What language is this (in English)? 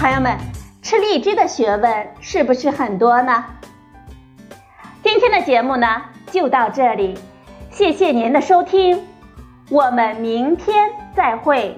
Chinese